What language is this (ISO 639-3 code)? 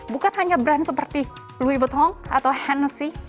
ind